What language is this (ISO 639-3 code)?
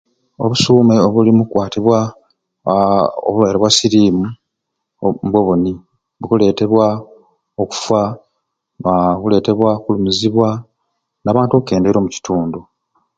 ruc